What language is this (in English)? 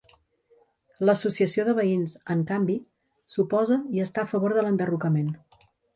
Catalan